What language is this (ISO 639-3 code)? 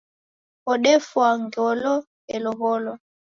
dav